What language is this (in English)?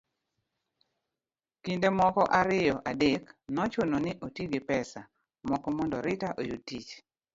Luo (Kenya and Tanzania)